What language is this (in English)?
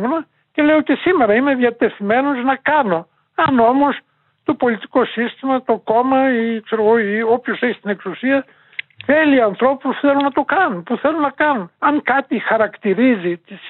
Greek